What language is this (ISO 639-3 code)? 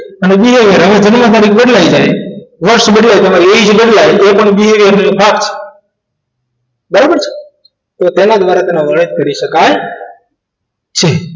guj